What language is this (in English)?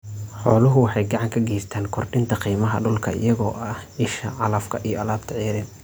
Somali